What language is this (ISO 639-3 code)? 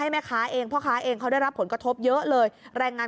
tha